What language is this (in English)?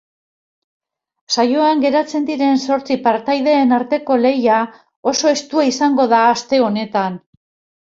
Basque